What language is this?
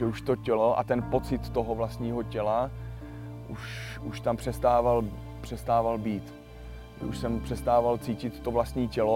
Czech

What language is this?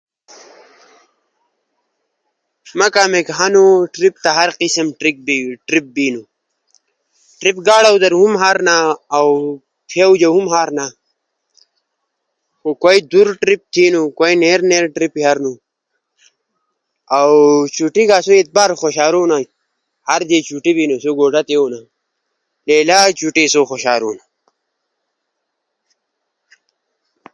Ushojo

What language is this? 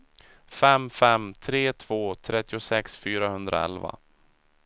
Swedish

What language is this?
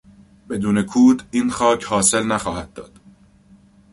Persian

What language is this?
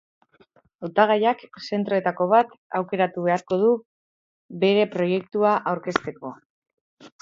Basque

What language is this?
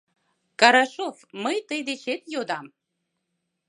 Mari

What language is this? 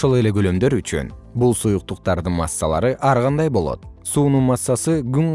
Kyrgyz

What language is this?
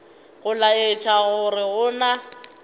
Northern Sotho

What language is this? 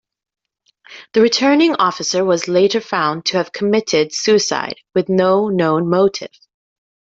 English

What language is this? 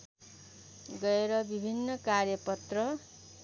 Nepali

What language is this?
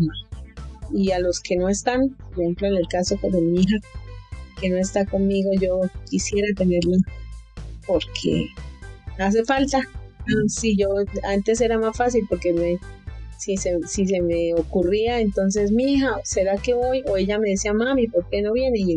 Spanish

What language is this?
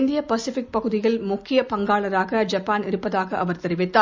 Tamil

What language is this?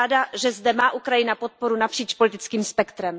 Czech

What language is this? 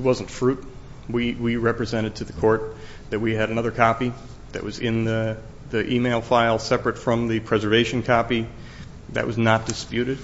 English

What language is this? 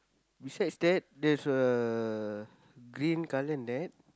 English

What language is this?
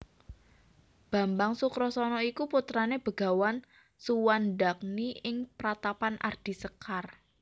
Javanese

